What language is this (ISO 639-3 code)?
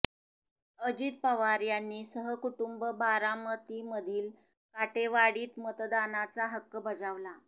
mar